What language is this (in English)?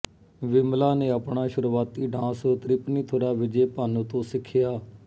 Punjabi